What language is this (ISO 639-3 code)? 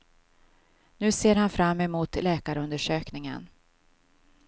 swe